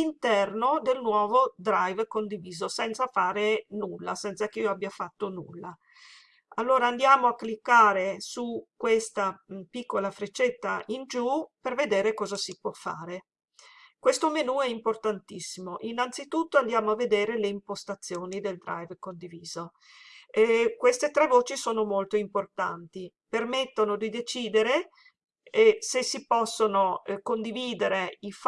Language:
Italian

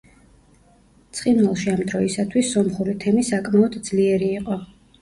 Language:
Georgian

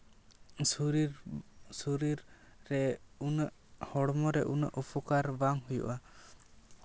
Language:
Santali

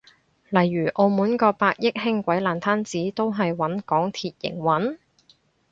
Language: Cantonese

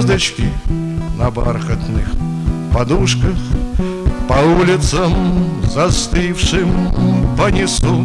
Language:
Russian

